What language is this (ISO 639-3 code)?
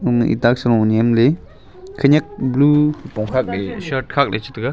nnp